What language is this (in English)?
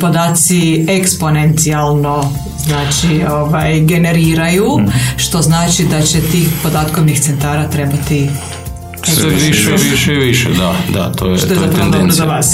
Croatian